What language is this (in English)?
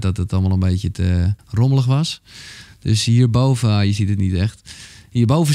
Dutch